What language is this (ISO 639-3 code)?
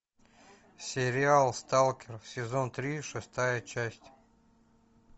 rus